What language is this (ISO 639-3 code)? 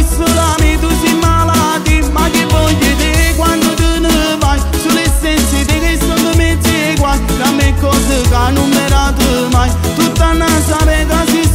ron